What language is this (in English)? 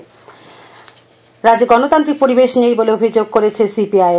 Bangla